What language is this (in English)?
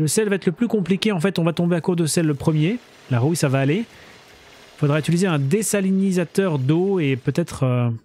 French